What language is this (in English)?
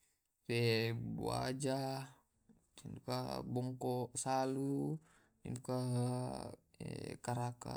Tae'